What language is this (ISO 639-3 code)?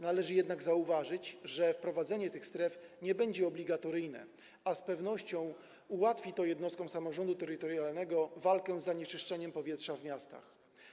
pol